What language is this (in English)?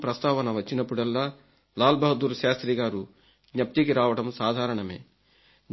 Telugu